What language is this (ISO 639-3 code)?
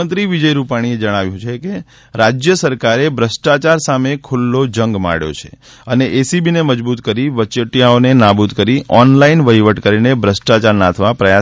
guj